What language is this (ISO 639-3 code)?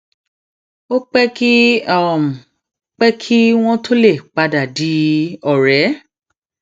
yor